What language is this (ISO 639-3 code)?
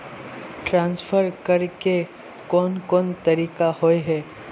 mag